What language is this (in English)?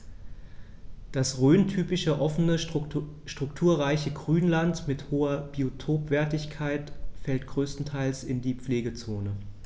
German